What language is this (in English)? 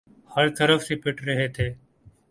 Urdu